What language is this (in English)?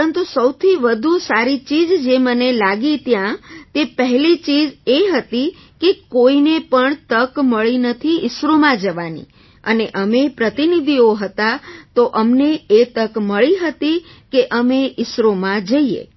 Gujarati